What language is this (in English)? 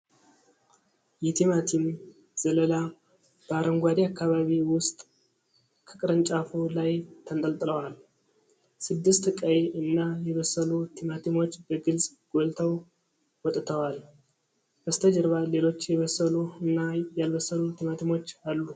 Amharic